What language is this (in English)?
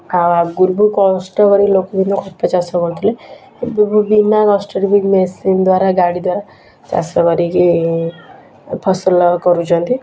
Odia